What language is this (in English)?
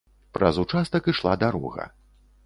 Belarusian